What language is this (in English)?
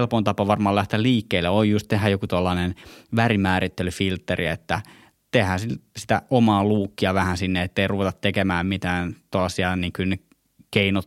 Finnish